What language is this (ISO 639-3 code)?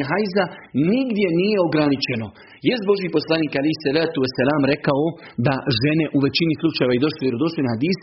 hrv